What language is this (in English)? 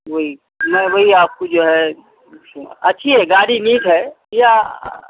Urdu